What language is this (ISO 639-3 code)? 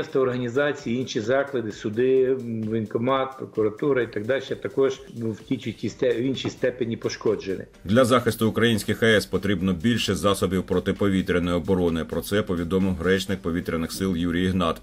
ukr